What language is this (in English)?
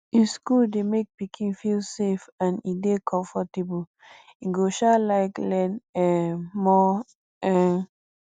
Nigerian Pidgin